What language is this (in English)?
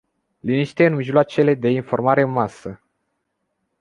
Romanian